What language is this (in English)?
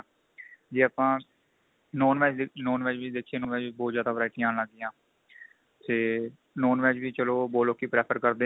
Punjabi